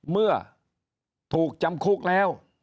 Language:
Thai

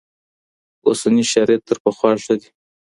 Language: Pashto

